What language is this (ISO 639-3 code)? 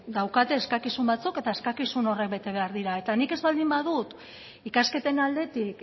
eus